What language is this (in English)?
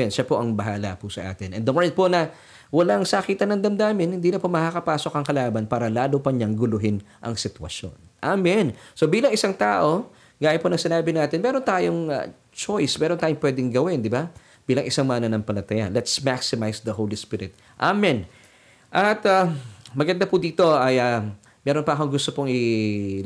Filipino